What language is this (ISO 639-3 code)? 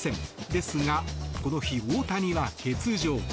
jpn